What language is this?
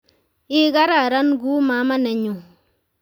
Kalenjin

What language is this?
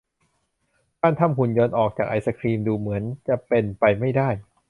Thai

